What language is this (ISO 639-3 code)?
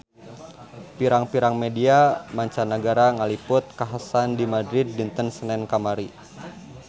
sun